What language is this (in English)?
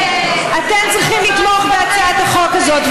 Hebrew